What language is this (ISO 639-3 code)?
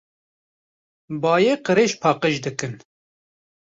kur